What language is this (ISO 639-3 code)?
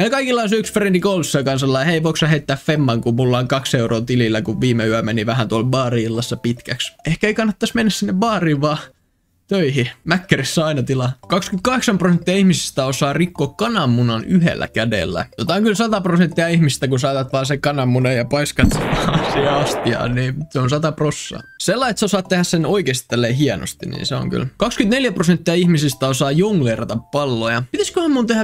fin